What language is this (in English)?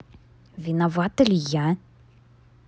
Russian